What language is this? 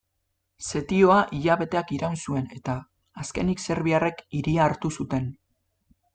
Basque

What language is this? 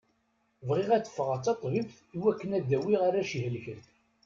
Kabyle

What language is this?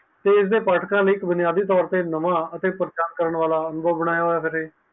Punjabi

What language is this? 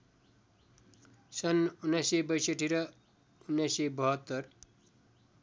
Nepali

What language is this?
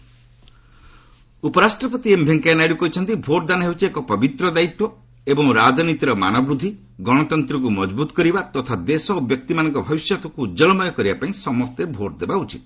Odia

